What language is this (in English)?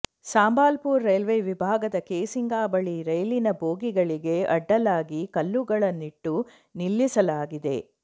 Kannada